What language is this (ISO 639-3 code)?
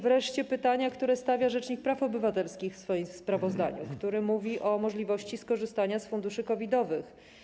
pol